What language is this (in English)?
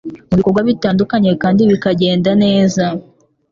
Kinyarwanda